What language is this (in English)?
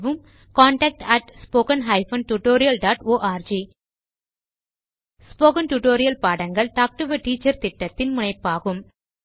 Tamil